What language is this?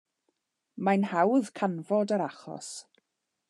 Welsh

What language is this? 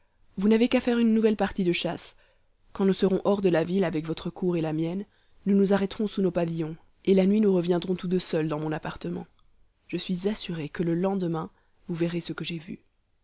French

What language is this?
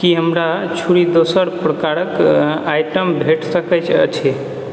Maithili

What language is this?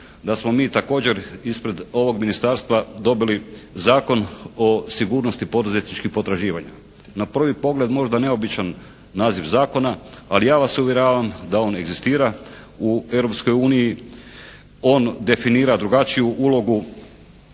Croatian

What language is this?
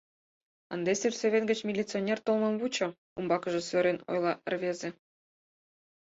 Mari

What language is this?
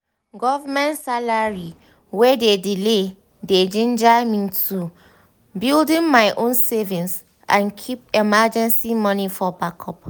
Nigerian Pidgin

